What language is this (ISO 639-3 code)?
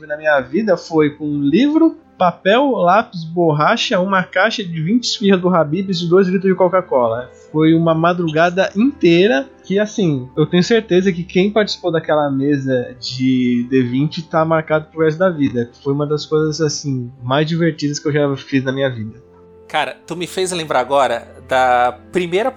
por